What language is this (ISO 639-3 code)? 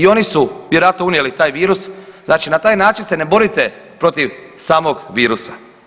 hrv